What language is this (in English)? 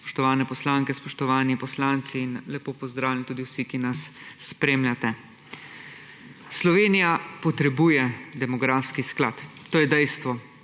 Slovenian